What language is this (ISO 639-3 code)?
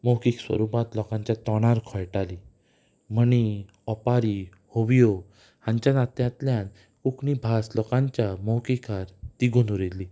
kok